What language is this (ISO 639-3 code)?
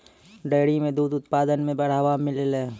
mai